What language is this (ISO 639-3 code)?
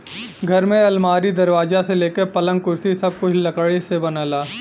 bho